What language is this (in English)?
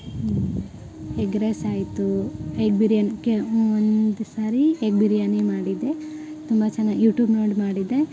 Kannada